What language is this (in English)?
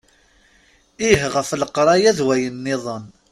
Kabyle